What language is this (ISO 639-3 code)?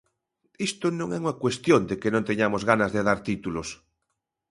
glg